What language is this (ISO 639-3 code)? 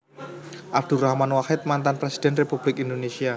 jav